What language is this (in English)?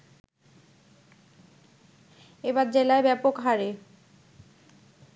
Bangla